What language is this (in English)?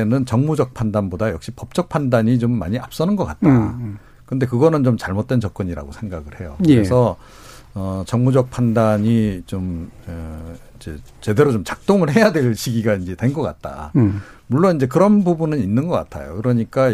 Korean